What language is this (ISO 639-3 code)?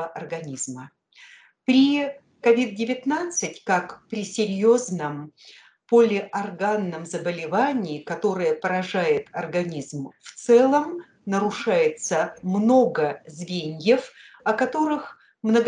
rus